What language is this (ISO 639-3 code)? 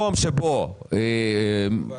heb